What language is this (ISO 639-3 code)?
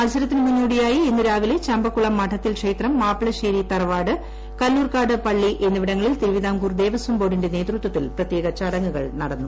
mal